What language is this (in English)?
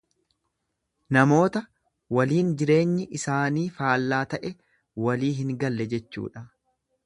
Oromo